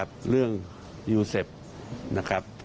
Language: Thai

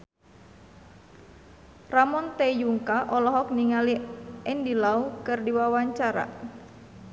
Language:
Sundanese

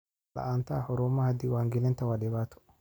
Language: Somali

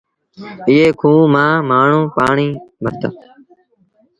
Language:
Sindhi Bhil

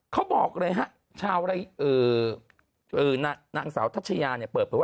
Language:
Thai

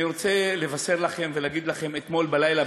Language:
Hebrew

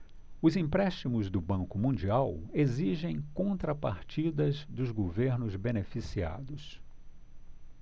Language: Portuguese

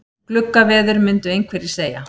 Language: Icelandic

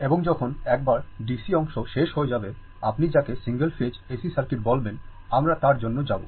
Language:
Bangla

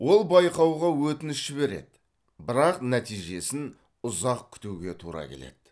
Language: Kazakh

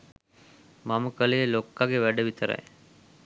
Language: Sinhala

